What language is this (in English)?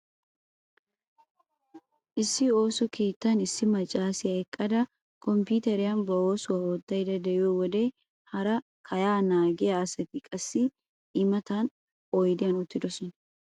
Wolaytta